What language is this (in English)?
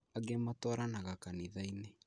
Kikuyu